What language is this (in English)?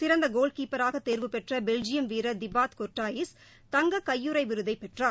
Tamil